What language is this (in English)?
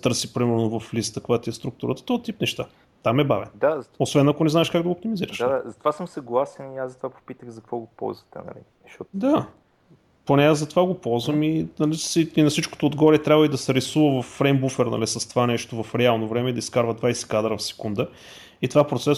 Bulgarian